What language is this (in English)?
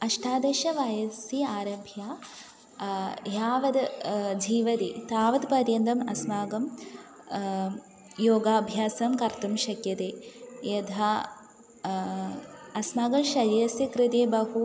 Sanskrit